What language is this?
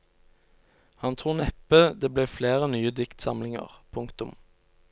Norwegian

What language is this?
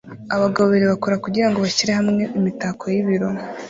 Kinyarwanda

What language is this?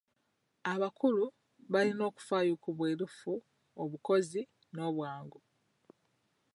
Ganda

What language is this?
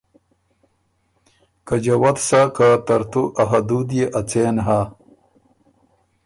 Ormuri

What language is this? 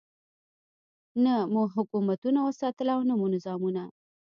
Pashto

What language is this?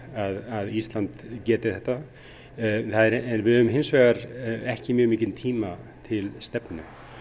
Icelandic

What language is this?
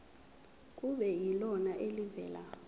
Zulu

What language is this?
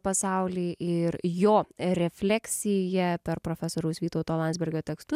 Lithuanian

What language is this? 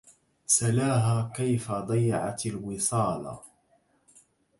Arabic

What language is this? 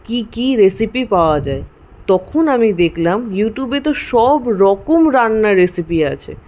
Bangla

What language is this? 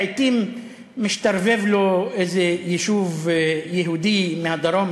Hebrew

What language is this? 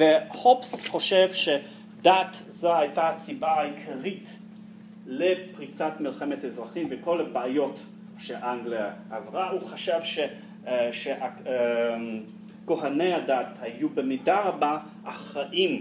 Hebrew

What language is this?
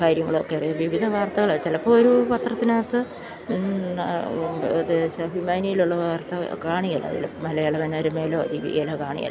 Malayalam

